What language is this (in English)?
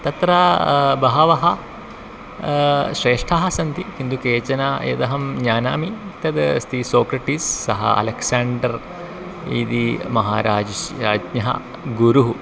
Sanskrit